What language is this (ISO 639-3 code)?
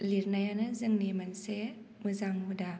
brx